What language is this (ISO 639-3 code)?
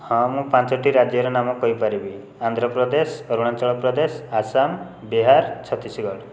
ori